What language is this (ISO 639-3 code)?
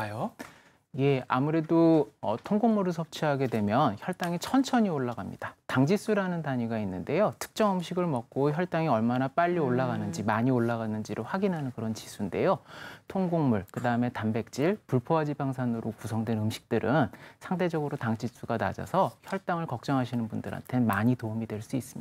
kor